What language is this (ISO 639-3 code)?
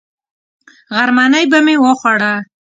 pus